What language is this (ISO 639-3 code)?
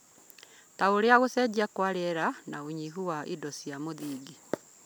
kik